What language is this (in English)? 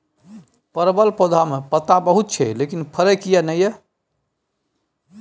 Maithili